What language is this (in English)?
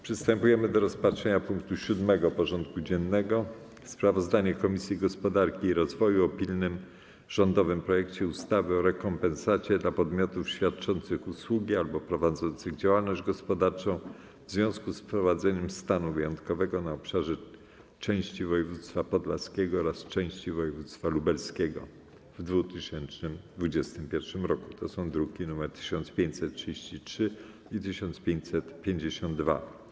Polish